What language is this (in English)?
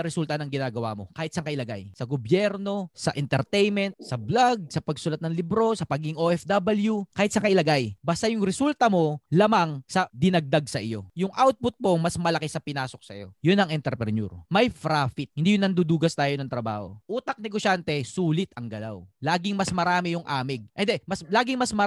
Filipino